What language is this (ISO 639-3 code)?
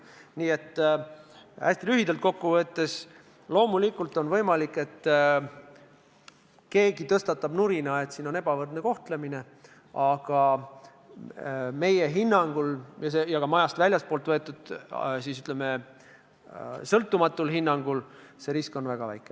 est